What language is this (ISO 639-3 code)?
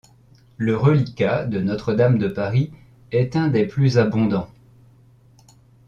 fra